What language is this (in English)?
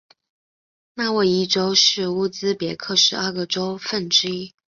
Chinese